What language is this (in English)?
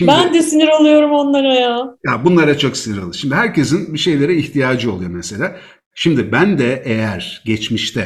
Turkish